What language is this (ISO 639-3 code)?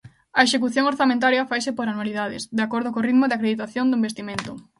glg